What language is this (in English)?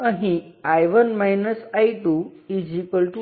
Gujarati